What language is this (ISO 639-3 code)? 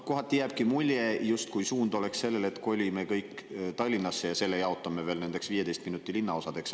est